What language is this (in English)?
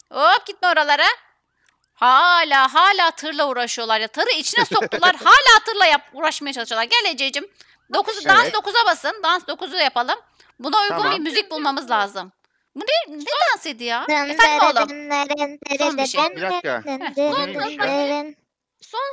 Turkish